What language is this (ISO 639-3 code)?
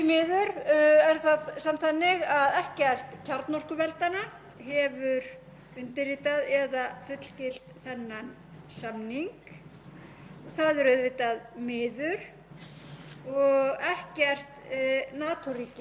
isl